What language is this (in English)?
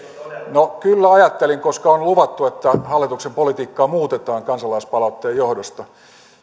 Finnish